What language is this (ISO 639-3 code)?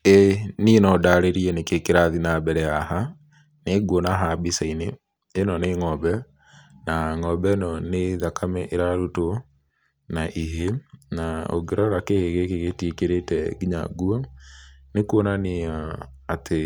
kik